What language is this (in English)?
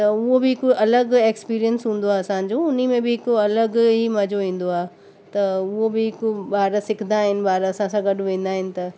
Sindhi